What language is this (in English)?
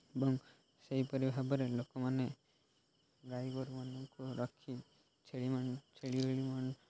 Odia